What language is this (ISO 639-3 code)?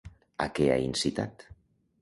cat